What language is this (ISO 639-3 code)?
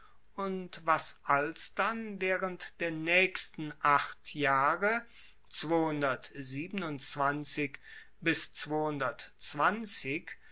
deu